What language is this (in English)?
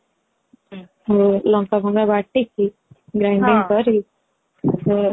Odia